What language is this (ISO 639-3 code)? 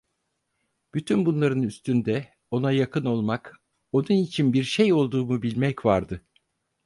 tur